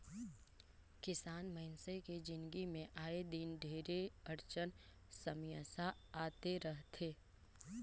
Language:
Chhattisgarhi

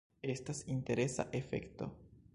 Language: Esperanto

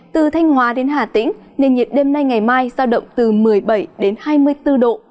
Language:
Vietnamese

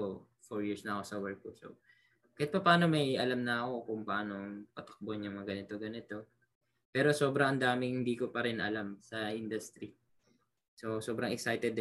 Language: Filipino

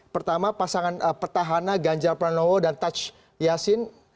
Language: Indonesian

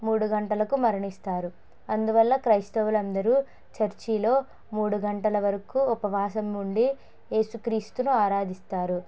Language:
Telugu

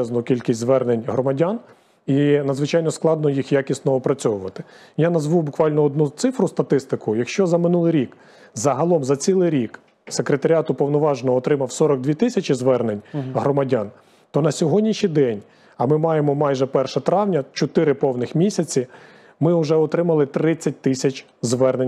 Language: Ukrainian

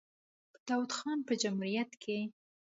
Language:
Pashto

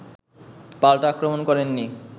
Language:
Bangla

